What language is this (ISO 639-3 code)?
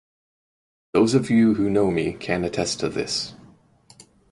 eng